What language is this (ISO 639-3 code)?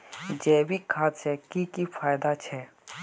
mag